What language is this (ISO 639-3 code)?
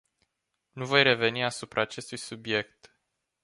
ron